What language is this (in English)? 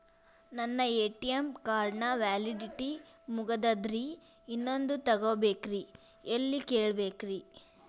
Kannada